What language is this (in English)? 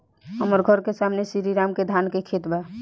Bhojpuri